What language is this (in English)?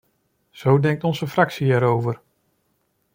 Dutch